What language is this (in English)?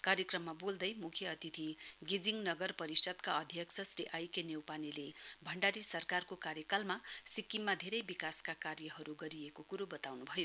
Nepali